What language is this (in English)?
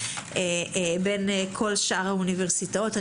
Hebrew